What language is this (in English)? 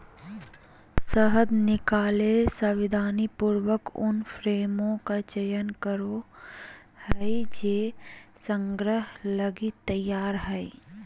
Magahi